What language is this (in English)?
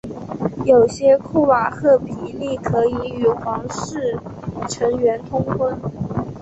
Chinese